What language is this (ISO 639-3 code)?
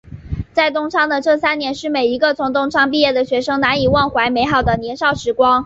zho